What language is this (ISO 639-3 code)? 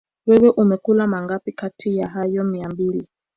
swa